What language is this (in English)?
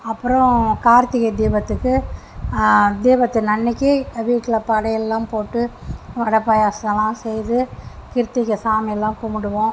Tamil